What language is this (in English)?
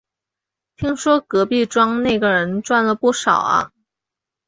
Chinese